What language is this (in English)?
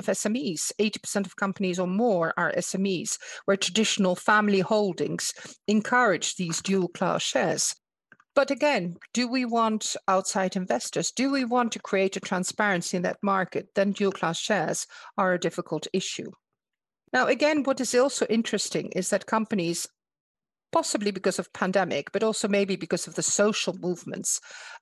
English